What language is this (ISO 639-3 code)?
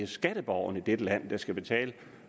dan